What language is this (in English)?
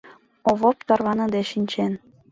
Mari